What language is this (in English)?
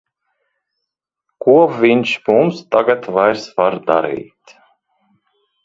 Latvian